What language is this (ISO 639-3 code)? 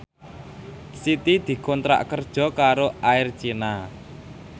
jav